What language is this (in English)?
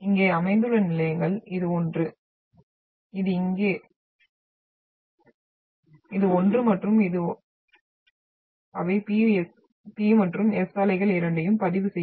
Tamil